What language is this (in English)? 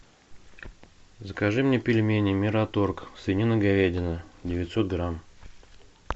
Russian